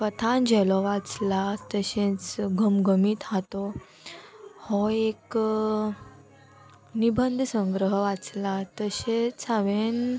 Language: Konkani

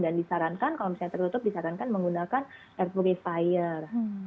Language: Indonesian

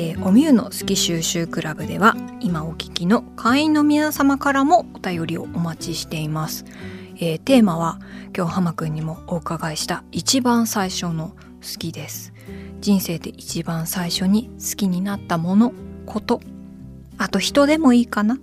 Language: Japanese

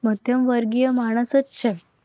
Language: Gujarati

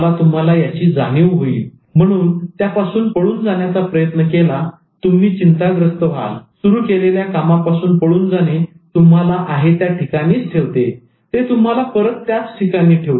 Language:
Marathi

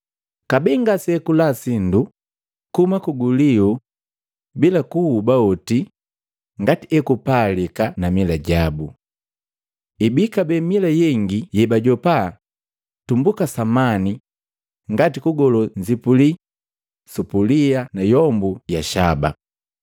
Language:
Matengo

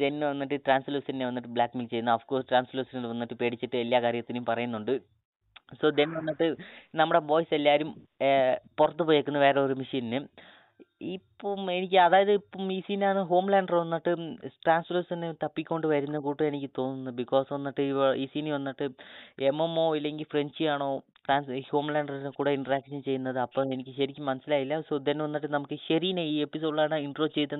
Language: Malayalam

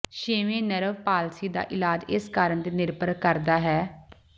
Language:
Punjabi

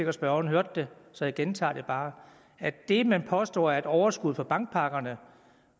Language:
Danish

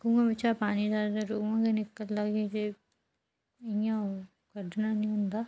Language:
Dogri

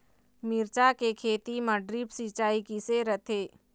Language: Chhattisgarhi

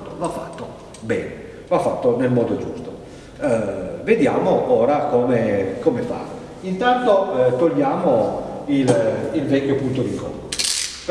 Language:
Italian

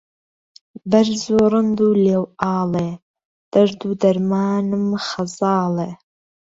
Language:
Central Kurdish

